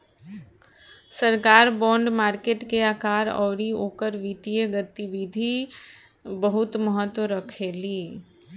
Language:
Bhojpuri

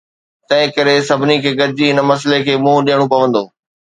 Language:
Sindhi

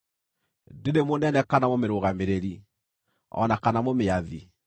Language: Kikuyu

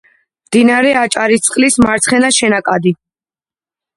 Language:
Georgian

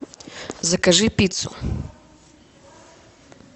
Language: Russian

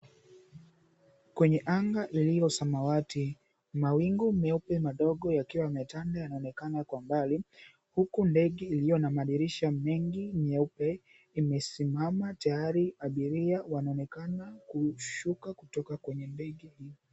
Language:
Swahili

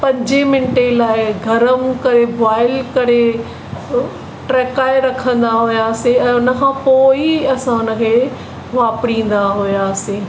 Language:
Sindhi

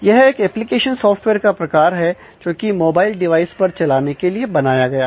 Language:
Hindi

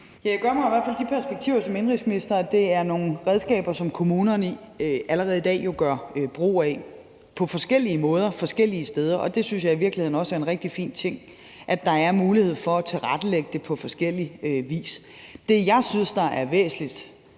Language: Danish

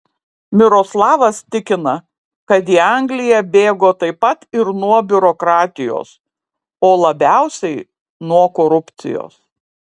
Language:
Lithuanian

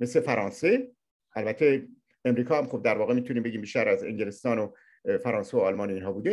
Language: Persian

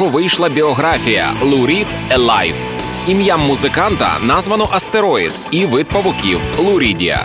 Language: Ukrainian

